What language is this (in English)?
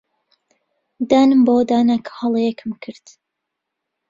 Central Kurdish